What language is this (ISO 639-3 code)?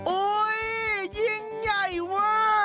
tha